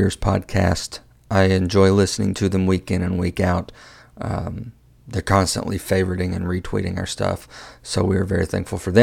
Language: English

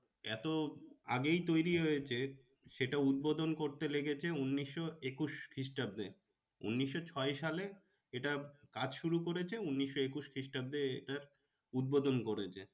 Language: Bangla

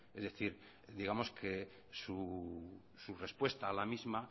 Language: Spanish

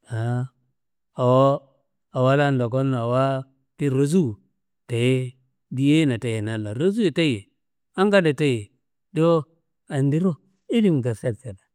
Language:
Kanembu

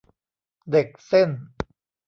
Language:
Thai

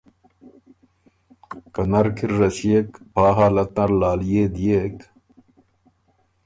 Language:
Ormuri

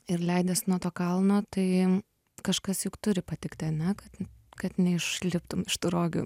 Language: Lithuanian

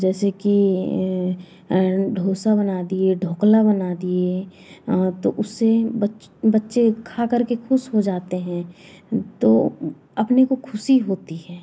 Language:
Hindi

